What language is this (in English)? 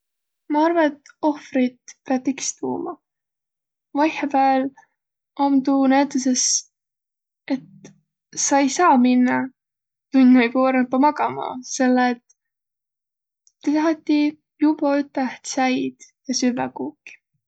Võro